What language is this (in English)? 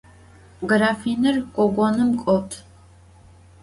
Adyghe